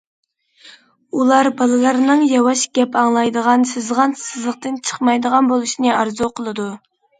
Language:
Uyghur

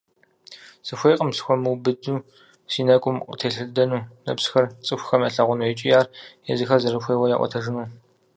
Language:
Kabardian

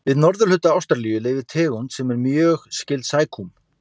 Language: Icelandic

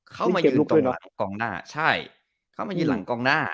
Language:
Thai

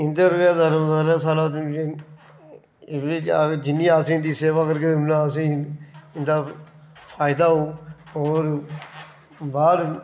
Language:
Dogri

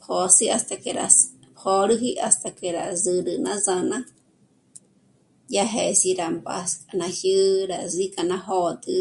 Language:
Michoacán Mazahua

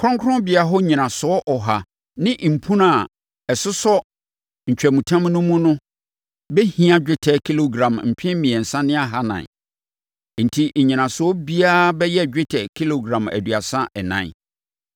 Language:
Akan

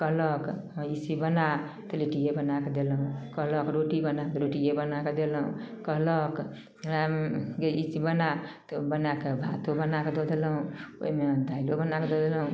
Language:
Maithili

